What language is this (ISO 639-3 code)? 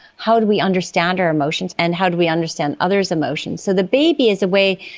eng